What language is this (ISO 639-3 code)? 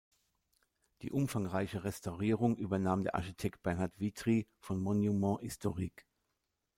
deu